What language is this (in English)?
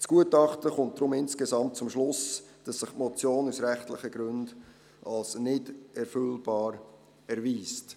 Swiss German